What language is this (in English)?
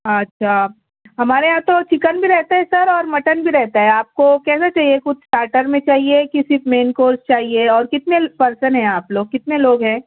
Urdu